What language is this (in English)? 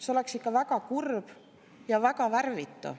Estonian